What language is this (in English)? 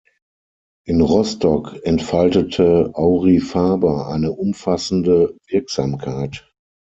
German